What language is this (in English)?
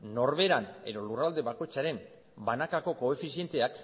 Basque